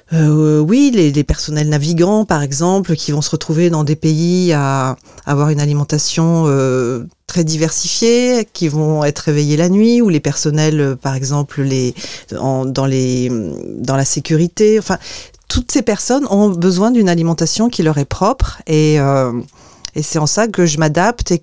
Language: French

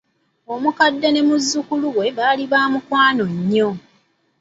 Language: Ganda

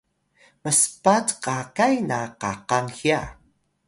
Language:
Atayal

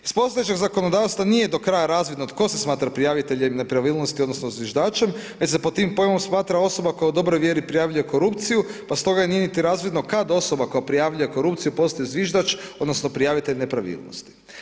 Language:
Croatian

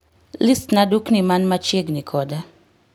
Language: Luo (Kenya and Tanzania)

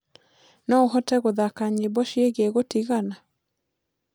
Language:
Kikuyu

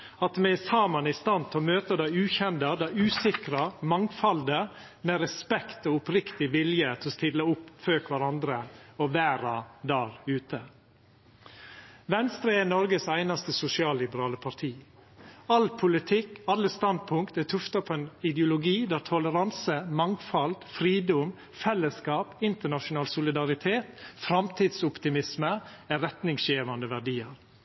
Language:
Norwegian Nynorsk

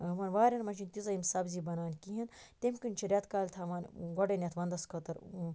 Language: Kashmiri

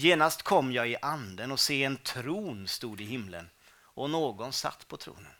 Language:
Swedish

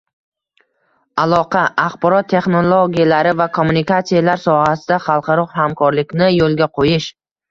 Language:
Uzbek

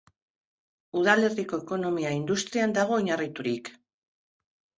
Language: Basque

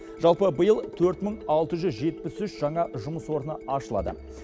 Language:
Kazakh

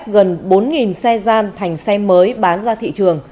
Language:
Vietnamese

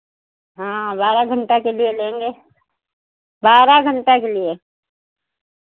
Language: Hindi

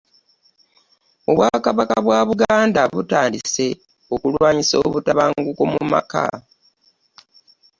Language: Ganda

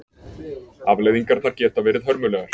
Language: Icelandic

